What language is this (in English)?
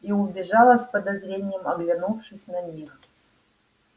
Russian